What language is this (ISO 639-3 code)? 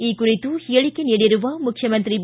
kan